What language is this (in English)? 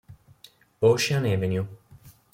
Italian